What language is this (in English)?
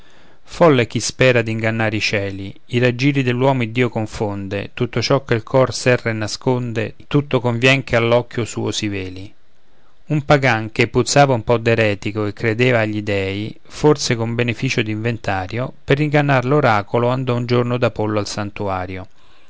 Italian